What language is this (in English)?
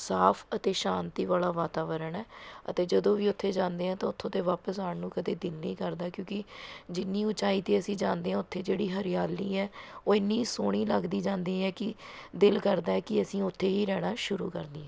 Punjabi